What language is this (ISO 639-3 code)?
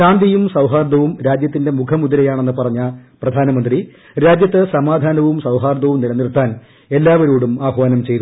mal